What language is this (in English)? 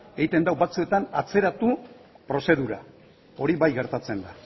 Basque